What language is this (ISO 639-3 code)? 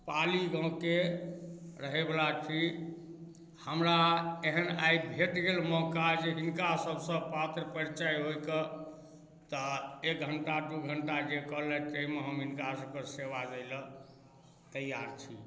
mai